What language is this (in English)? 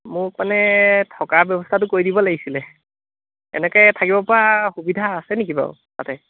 Assamese